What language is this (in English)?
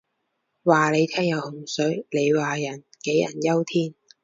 Cantonese